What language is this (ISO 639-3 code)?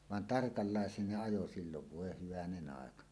fin